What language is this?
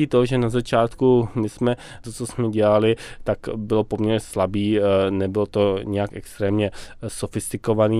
Czech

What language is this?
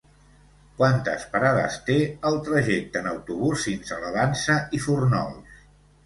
Catalan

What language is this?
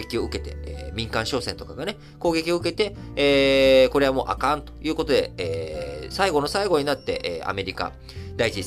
Japanese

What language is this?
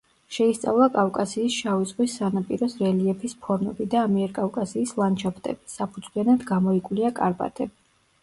Georgian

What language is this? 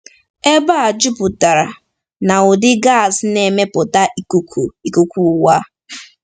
Igbo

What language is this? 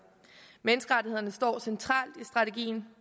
Danish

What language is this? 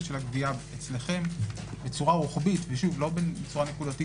Hebrew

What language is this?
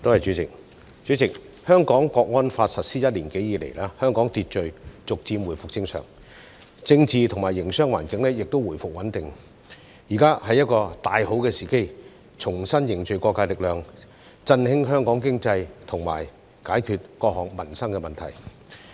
Cantonese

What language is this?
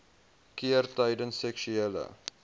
Afrikaans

